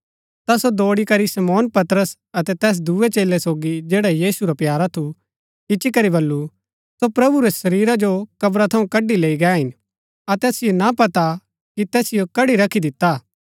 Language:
Gaddi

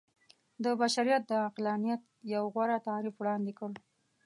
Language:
Pashto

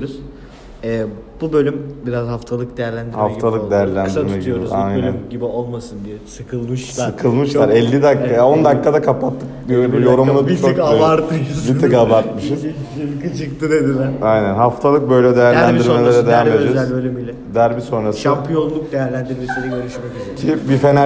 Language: Turkish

